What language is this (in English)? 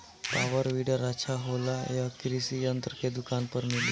Bhojpuri